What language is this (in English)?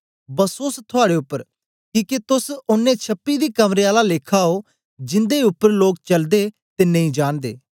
Dogri